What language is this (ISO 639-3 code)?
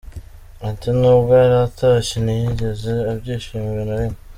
kin